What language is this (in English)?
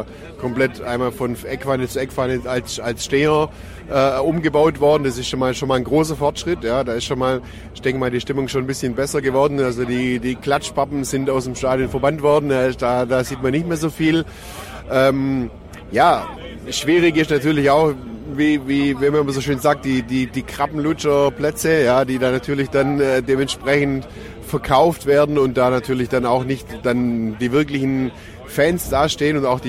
German